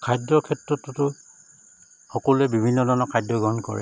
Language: Assamese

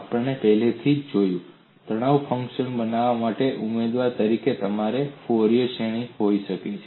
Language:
Gujarati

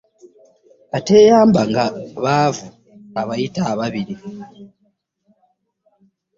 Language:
Ganda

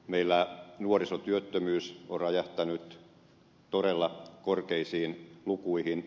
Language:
Finnish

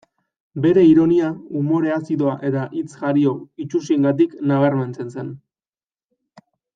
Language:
Basque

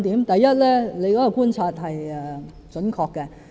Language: Cantonese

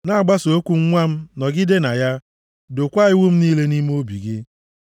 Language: Igbo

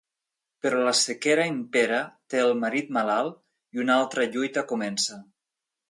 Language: Catalan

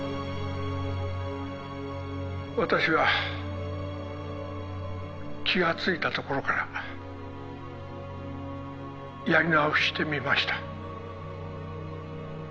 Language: Japanese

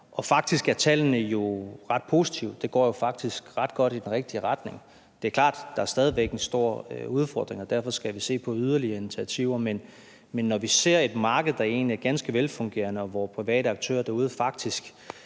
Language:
Danish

